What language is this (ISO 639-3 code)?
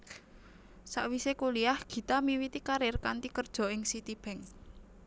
jav